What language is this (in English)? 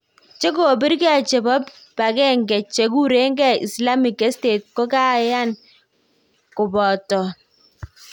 Kalenjin